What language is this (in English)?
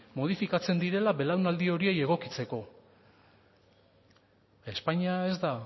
Basque